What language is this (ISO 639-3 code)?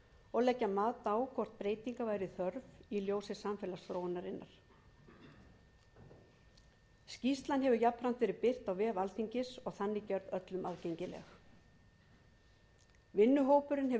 isl